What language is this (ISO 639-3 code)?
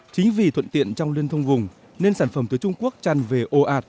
vie